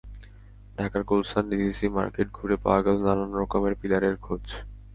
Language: Bangla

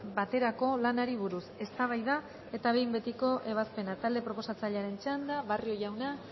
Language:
Basque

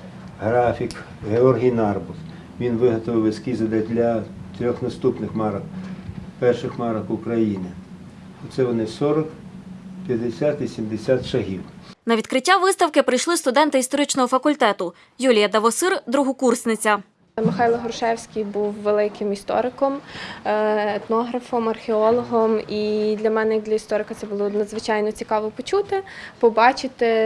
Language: Ukrainian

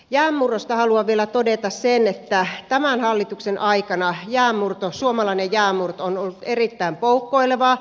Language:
Finnish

